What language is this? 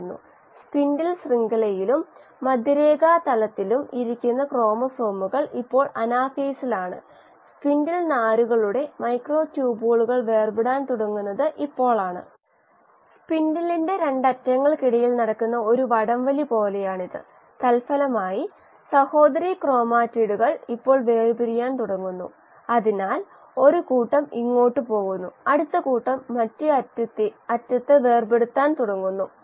Malayalam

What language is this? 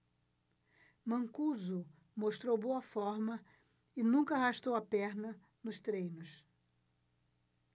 Portuguese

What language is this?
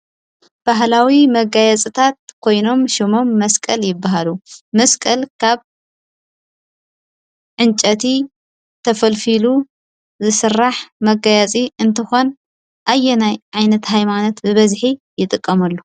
Tigrinya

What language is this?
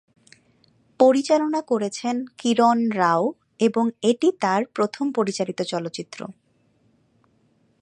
Bangla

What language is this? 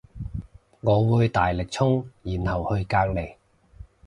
Cantonese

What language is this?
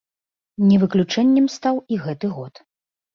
Belarusian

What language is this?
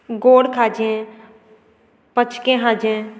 Konkani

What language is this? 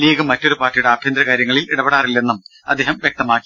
Malayalam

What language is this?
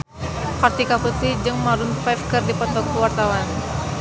Sundanese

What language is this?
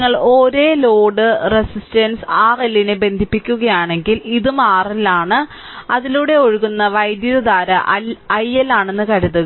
Malayalam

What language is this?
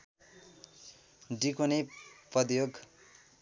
Nepali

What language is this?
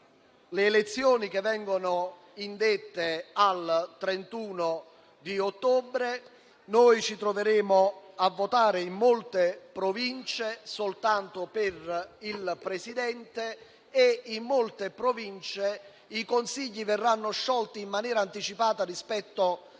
Italian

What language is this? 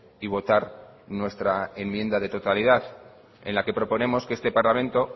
Spanish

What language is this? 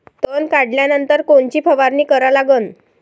Marathi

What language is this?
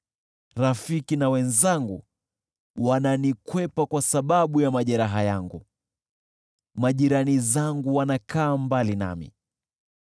Swahili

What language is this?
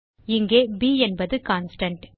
Tamil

